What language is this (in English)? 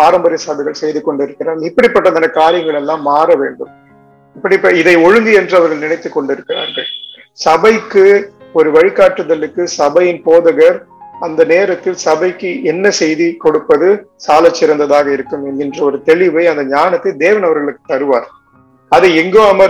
Tamil